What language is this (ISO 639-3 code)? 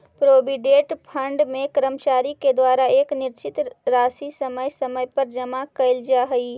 mag